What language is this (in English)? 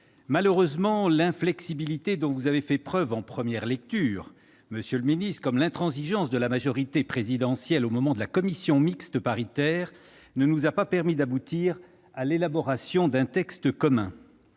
French